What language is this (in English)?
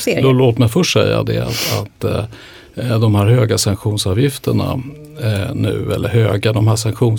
Swedish